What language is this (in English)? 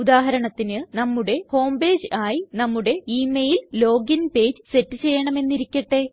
Malayalam